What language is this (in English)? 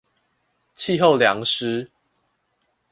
Chinese